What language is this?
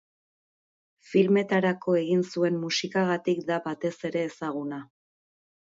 Basque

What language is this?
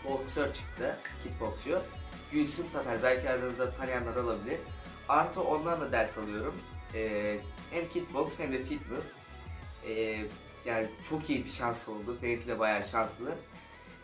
Turkish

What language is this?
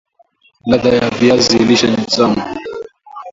Swahili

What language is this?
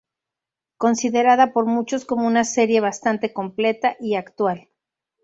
Spanish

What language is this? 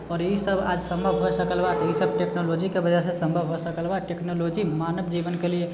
Maithili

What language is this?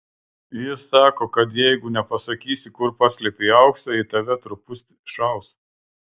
Lithuanian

